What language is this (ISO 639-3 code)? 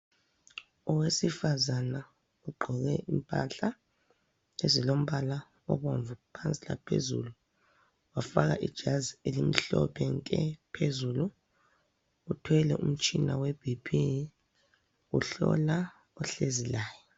nde